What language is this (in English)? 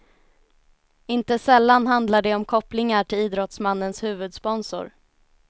Swedish